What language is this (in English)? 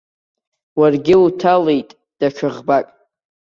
Abkhazian